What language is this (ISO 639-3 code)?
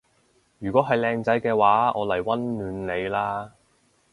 yue